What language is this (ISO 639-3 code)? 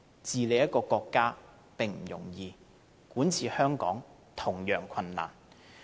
yue